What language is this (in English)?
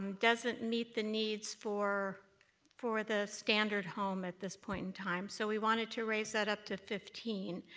English